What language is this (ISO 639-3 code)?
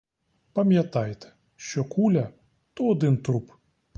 ukr